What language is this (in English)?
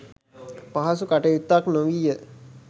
Sinhala